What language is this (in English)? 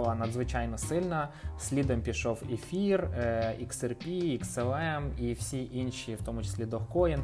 Ukrainian